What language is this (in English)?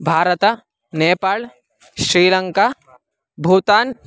Sanskrit